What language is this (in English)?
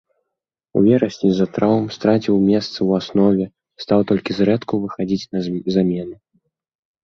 Belarusian